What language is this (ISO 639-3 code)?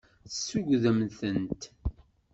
kab